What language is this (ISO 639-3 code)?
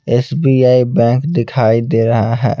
hin